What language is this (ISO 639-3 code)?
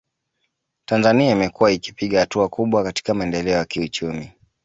swa